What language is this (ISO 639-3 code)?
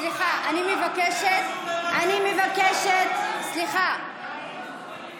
heb